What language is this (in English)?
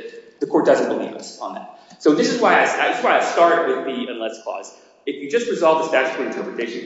English